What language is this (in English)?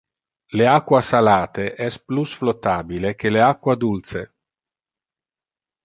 Interlingua